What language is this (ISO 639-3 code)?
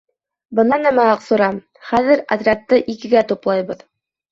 bak